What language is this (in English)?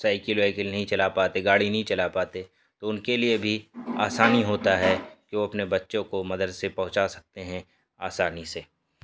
Urdu